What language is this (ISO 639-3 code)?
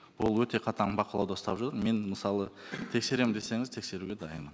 kaz